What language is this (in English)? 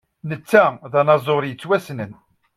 Kabyle